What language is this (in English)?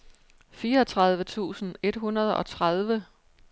Danish